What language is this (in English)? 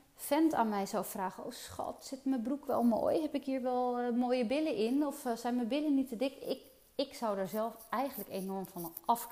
Dutch